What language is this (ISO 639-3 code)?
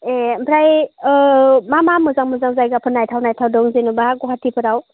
brx